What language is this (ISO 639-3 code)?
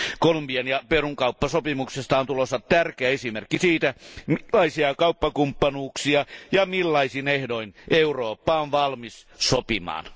fin